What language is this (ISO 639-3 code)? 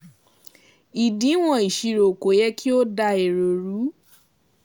yor